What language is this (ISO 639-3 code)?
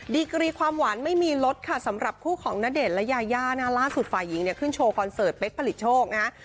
tha